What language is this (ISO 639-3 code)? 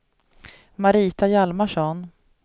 swe